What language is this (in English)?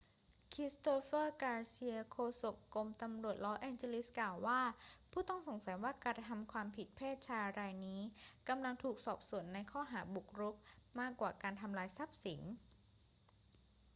Thai